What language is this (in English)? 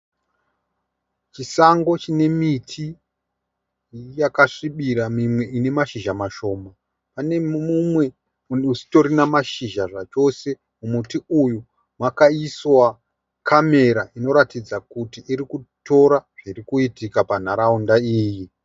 Shona